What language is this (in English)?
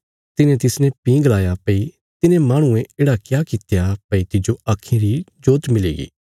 Bilaspuri